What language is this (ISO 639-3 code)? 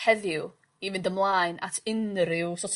cym